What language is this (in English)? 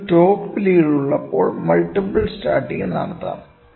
Malayalam